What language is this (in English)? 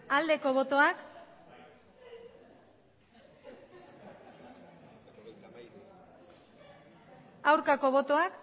Basque